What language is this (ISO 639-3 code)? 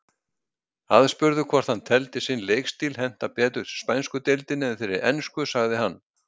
isl